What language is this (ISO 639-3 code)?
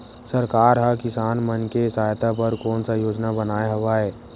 hne